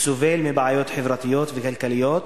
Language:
Hebrew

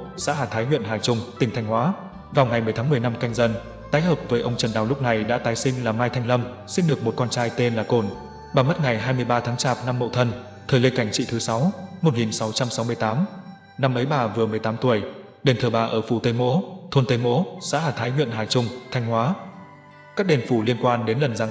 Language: Vietnamese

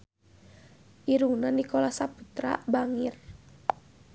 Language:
Sundanese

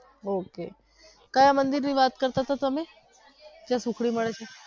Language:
Gujarati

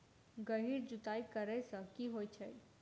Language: Maithili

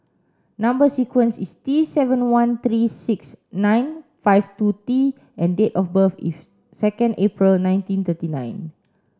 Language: English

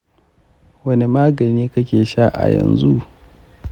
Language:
Hausa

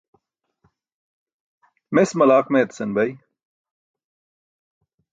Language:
Burushaski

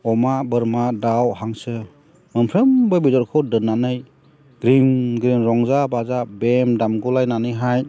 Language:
Bodo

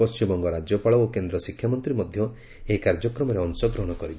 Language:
Odia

